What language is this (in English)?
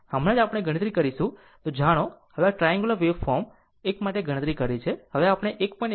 Gujarati